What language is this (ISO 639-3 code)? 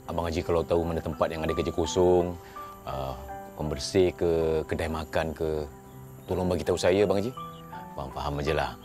msa